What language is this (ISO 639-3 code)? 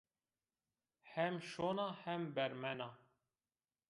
zza